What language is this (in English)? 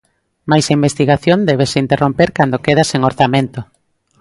Galician